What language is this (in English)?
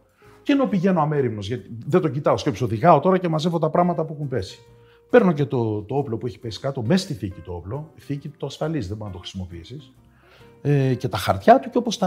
Greek